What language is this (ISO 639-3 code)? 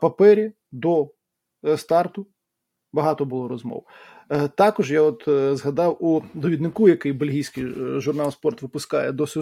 ukr